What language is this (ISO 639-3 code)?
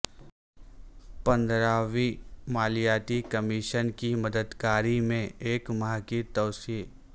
urd